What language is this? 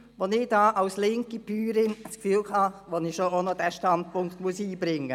Swiss German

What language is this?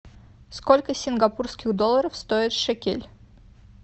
Russian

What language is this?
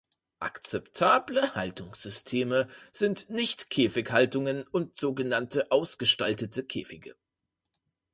German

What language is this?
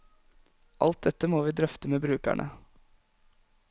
Norwegian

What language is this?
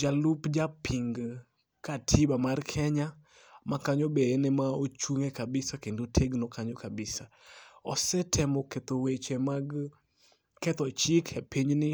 Luo (Kenya and Tanzania)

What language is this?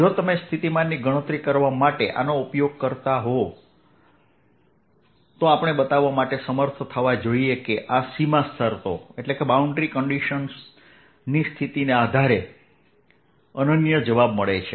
Gujarati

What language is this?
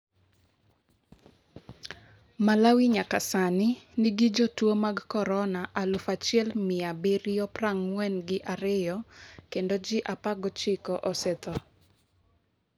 Luo (Kenya and Tanzania)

